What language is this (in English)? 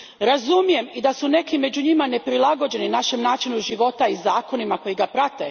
Croatian